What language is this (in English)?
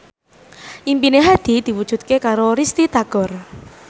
Javanese